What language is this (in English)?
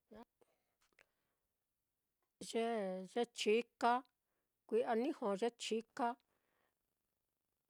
Mitlatongo Mixtec